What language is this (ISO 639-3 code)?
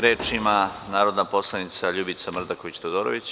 srp